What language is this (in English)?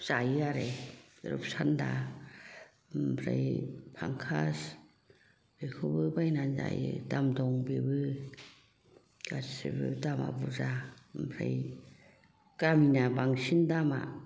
Bodo